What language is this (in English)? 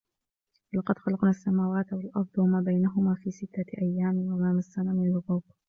Arabic